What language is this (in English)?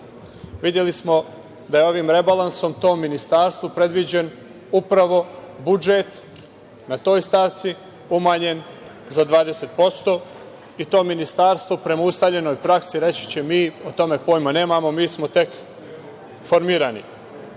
Serbian